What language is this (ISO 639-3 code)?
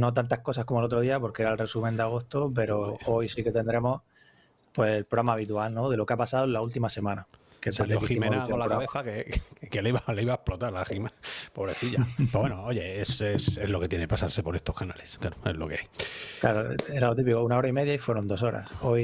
spa